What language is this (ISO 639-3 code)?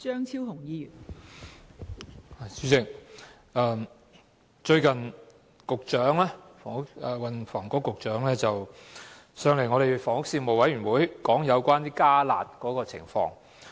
yue